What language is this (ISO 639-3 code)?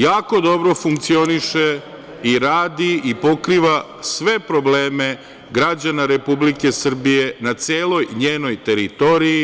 srp